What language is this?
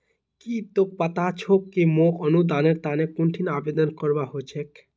Magahi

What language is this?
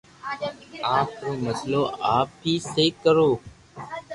Loarki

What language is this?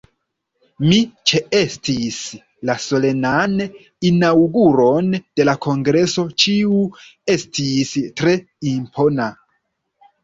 Esperanto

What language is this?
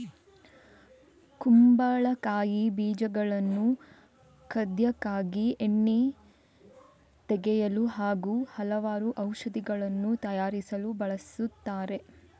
Kannada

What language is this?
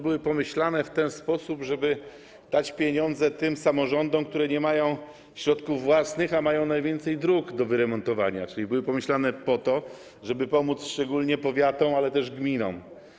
Polish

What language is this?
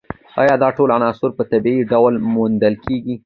Pashto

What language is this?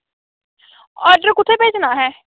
Dogri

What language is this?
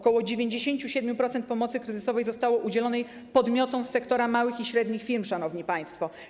Polish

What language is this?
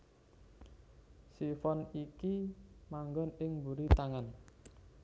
Javanese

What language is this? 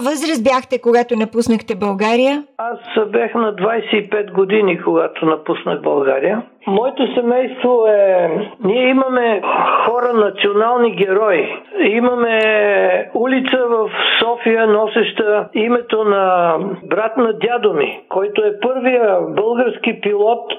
Bulgarian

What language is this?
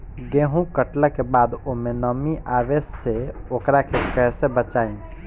Bhojpuri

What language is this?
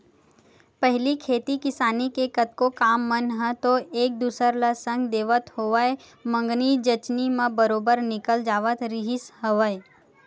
Chhattisgarhi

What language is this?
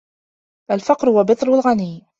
Arabic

